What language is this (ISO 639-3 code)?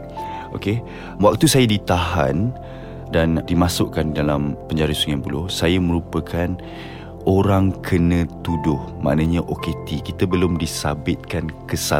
msa